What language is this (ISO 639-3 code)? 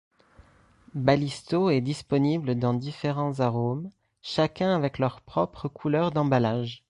fra